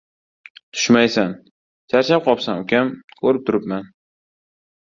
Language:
Uzbek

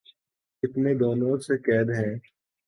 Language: Urdu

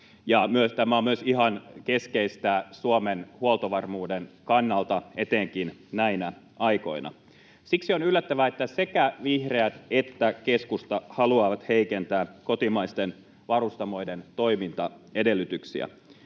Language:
Finnish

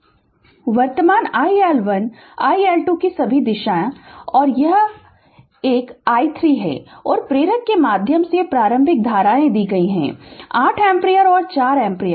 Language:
Hindi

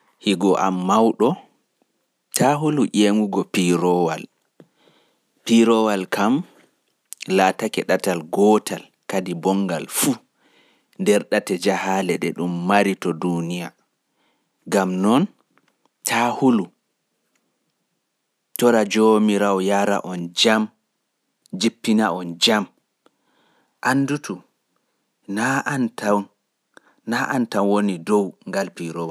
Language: Pular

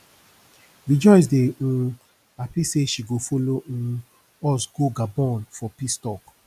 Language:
Nigerian Pidgin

